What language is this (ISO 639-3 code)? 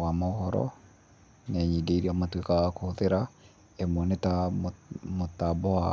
kik